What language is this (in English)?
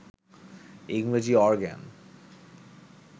Bangla